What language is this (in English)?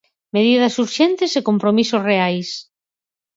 Galician